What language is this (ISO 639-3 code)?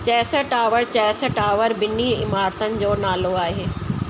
snd